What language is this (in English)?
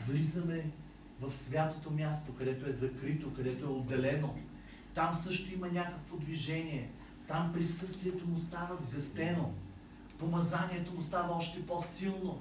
Bulgarian